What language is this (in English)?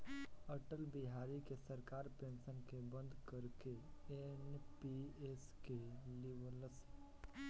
Bhojpuri